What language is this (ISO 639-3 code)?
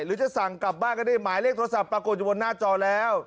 tha